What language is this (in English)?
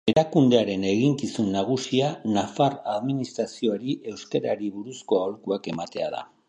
Basque